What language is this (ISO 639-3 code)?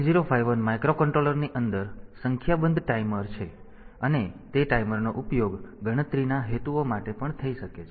guj